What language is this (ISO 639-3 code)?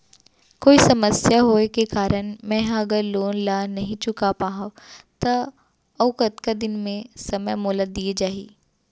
hne